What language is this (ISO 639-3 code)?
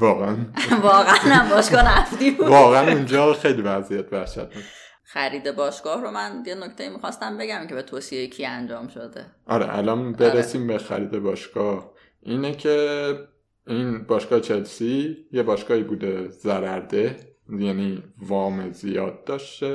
fas